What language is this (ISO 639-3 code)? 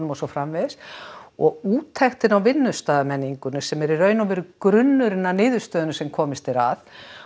isl